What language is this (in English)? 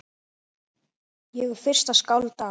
Icelandic